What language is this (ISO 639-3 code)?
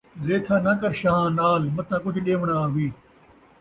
skr